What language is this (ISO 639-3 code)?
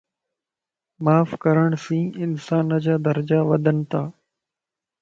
lss